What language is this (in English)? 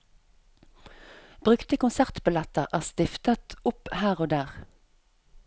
Norwegian